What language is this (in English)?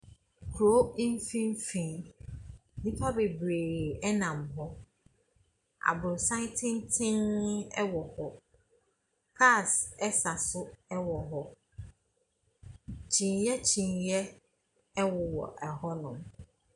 Akan